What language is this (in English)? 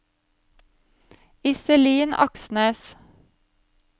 Norwegian